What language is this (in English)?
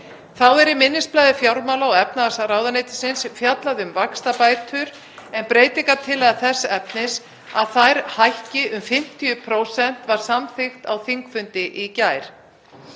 Icelandic